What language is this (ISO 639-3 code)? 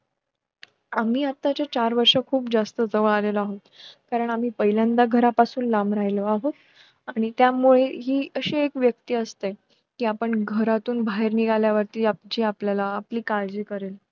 mar